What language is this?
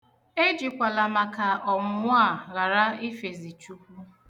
Igbo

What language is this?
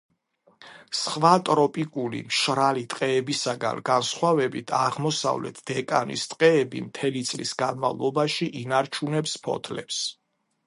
Georgian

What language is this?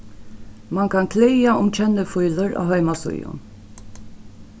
Faroese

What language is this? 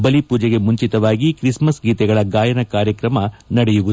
Kannada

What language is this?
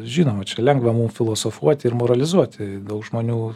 Lithuanian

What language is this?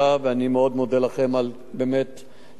Hebrew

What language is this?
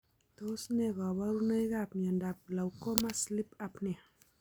Kalenjin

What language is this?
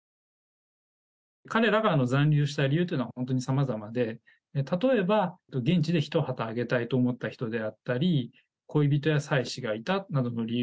Japanese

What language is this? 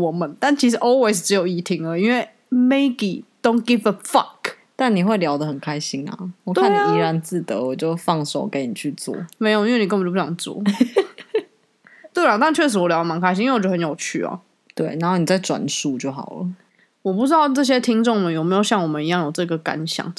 Chinese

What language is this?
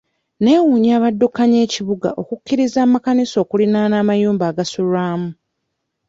Ganda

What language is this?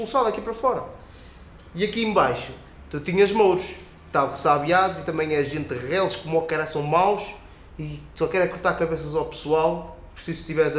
Portuguese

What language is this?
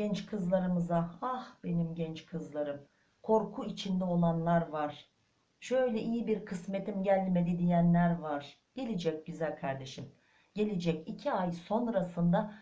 Turkish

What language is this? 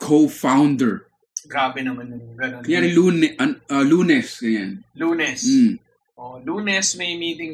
Filipino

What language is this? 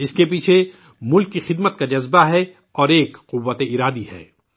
Urdu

